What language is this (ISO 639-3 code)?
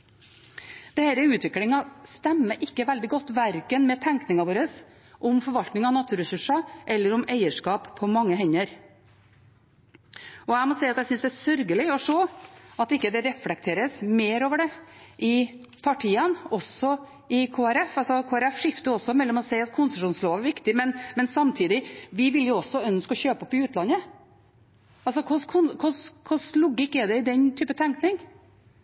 nob